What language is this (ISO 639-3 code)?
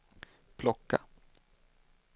swe